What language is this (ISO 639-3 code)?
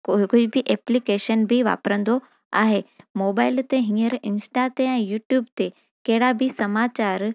snd